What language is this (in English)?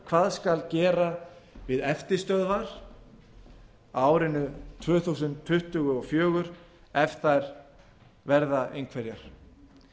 Icelandic